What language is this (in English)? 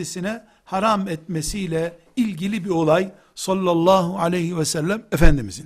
Turkish